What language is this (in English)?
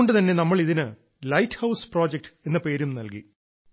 Malayalam